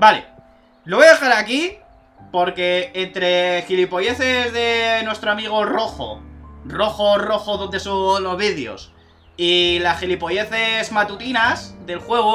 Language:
Spanish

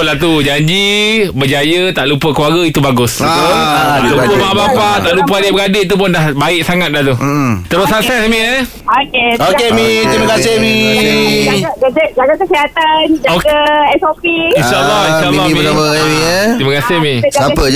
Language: Malay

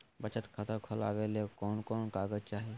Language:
Magahi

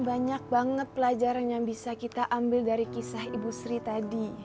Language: Indonesian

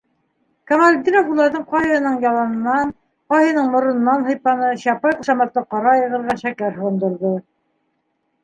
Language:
Bashkir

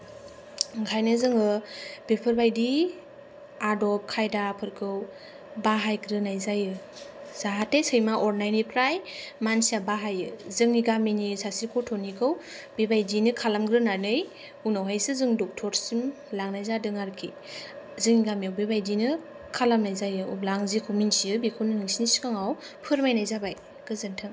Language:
Bodo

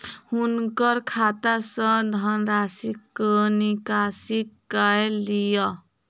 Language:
Maithili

